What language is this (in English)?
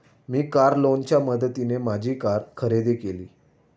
Marathi